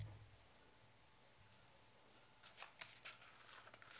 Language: Norwegian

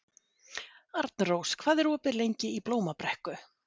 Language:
Icelandic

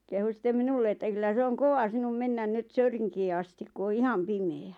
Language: Finnish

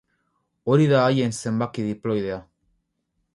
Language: Basque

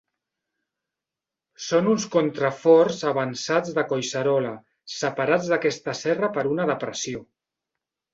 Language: Catalan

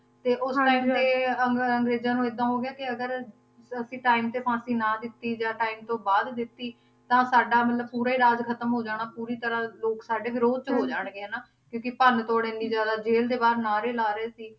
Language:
Punjabi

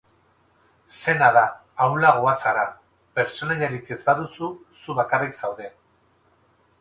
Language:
Basque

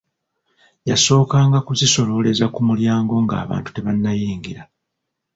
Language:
Ganda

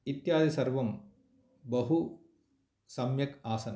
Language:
Sanskrit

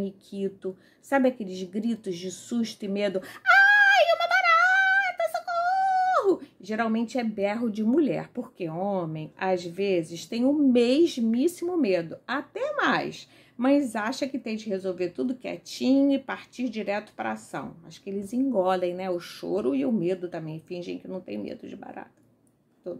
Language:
Portuguese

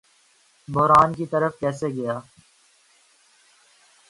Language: Urdu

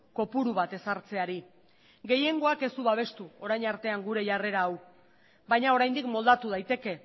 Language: Basque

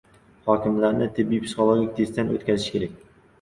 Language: Uzbek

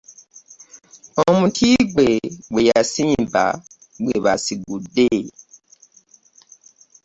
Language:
Ganda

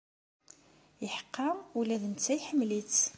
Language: Kabyle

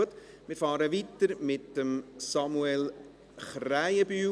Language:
Swiss German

